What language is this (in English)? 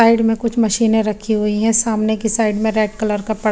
Hindi